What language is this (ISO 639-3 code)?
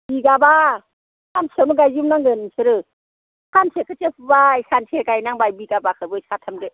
brx